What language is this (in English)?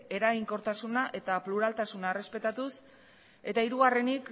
Basque